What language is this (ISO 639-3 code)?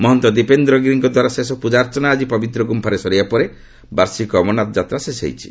ori